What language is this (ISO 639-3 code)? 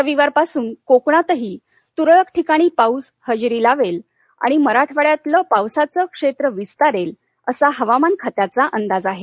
mar